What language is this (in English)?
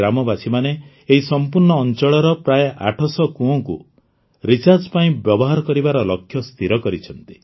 Odia